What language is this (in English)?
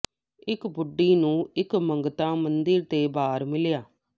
Punjabi